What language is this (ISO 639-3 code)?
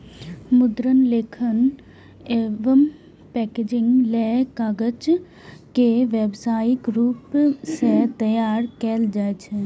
mai